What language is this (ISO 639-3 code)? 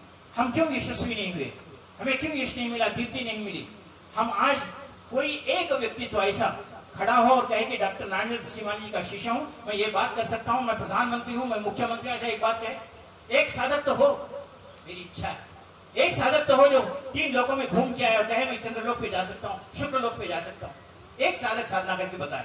hin